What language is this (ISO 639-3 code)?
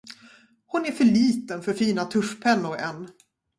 swe